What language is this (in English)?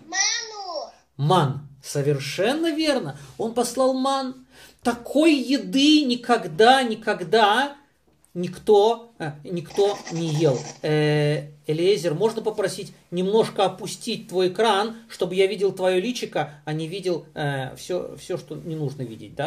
Russian